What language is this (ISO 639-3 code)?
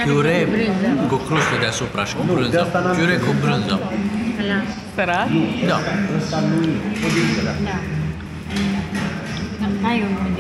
ron